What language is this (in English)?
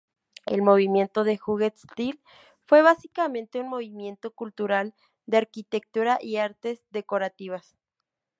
Spanish